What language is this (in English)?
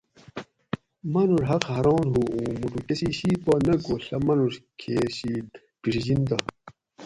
Gawri